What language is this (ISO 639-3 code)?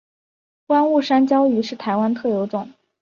zho